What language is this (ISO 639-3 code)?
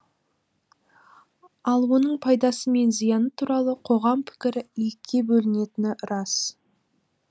kaz